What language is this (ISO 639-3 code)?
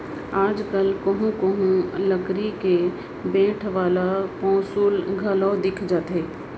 hne